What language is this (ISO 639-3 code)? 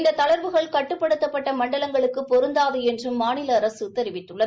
tam